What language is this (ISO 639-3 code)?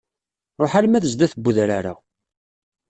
kab